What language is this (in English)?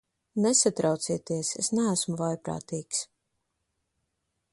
Latvian